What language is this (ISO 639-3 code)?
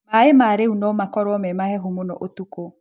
kik